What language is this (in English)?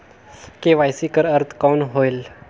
Chhattisgarhi